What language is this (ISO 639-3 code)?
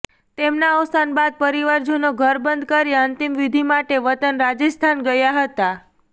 guj